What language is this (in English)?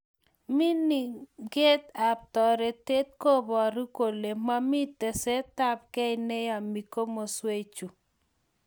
Kalenjin